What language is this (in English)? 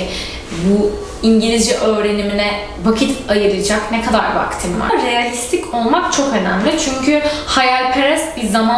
Turkish